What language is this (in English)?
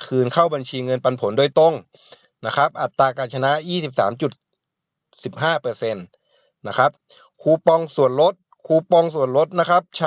Thai